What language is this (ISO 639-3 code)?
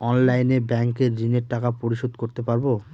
ben